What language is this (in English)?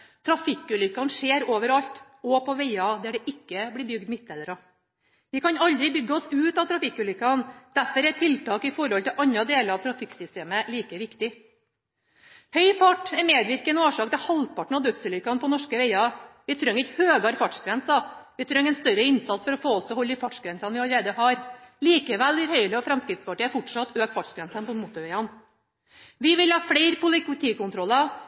Norwegian Bokmål